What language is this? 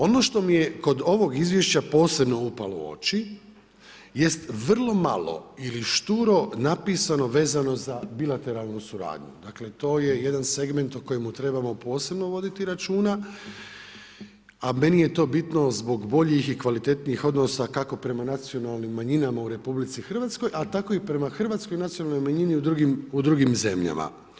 Croatian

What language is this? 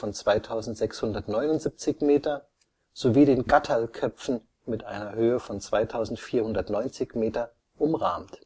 German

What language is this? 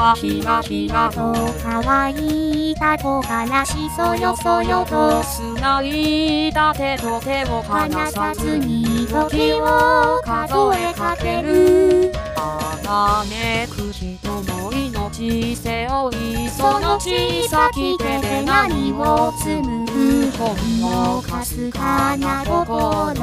Japanese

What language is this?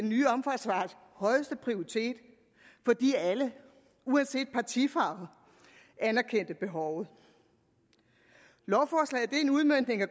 Danish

